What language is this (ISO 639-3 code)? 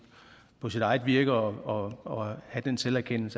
dan